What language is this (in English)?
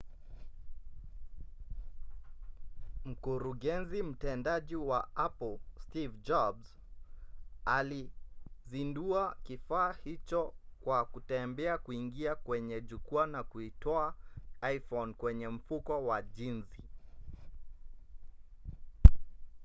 Swahili